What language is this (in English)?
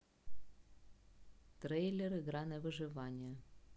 Russian